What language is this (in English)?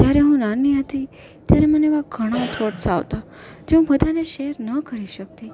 Gujarati